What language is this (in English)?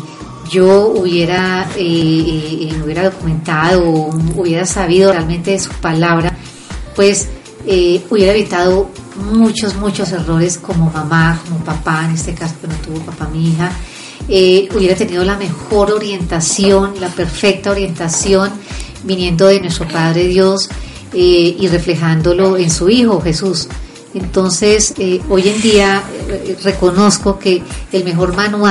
Spanish